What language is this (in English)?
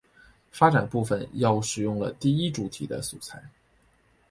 Chinese